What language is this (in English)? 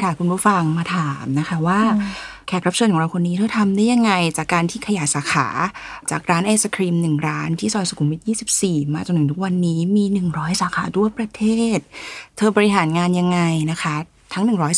Thai